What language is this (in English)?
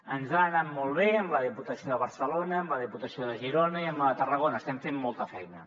Catalan